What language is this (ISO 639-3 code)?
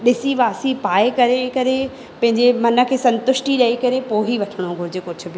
snd